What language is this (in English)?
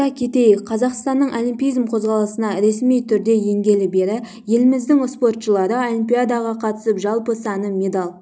Kazakh